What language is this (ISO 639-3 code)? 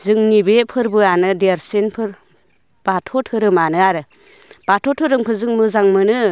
brx